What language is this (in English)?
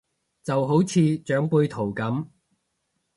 Cantonese